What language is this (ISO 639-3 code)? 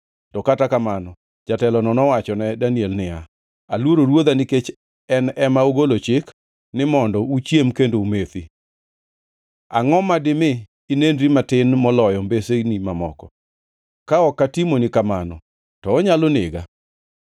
luo